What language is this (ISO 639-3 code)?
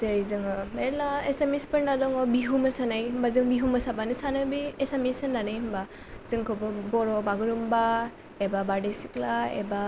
brx